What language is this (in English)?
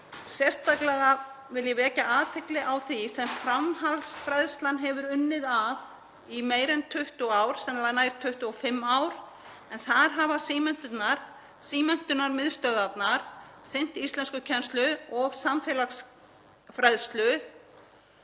Icelandic